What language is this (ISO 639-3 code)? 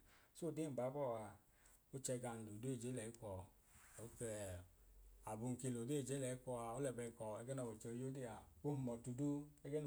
idu